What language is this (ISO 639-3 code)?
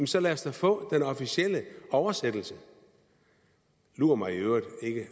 dan